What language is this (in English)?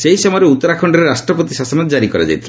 Odia